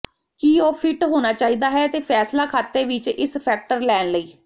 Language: Punjabi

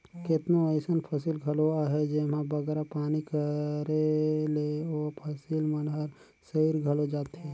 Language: Chhattisgarhi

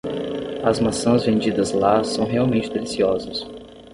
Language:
Portuguese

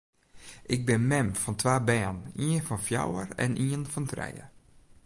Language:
Western Frisian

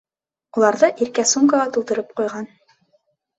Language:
Bashkir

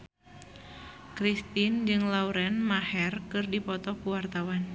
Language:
Sundanese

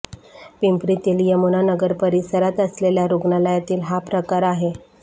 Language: Marathi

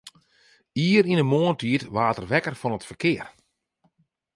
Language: Western Frisian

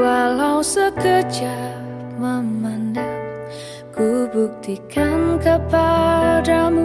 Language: Indonesian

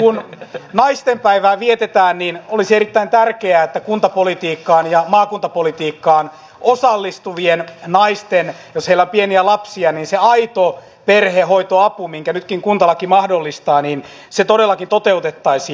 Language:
Finnish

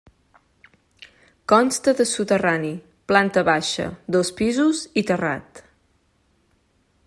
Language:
Catalan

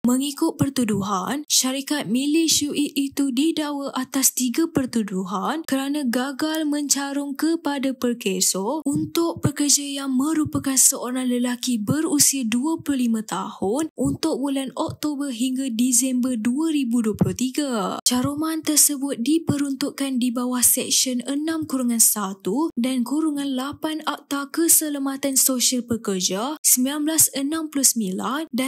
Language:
Malay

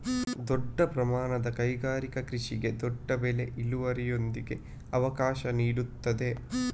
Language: Kannada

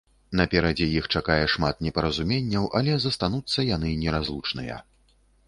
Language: Belarusian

